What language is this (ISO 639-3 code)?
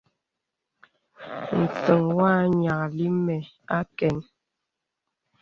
beb